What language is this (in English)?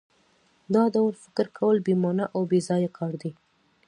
Pashto